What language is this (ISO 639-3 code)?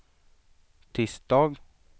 swe